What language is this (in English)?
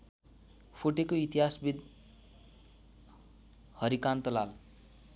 Nepali